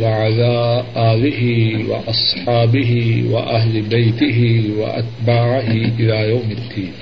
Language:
Urdu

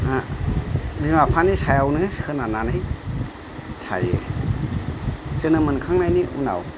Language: Bodo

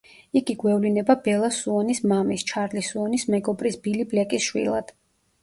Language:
Georgian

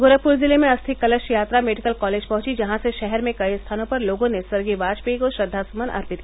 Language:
Hindi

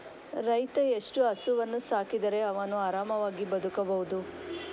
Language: Kannada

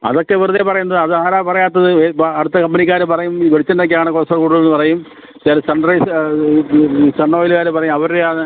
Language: Malayalam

